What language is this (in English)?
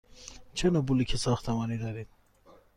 Persian